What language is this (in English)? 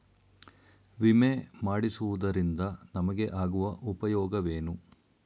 Kannada